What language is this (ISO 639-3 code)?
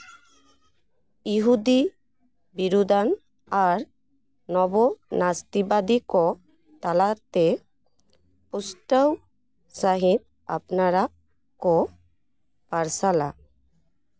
sat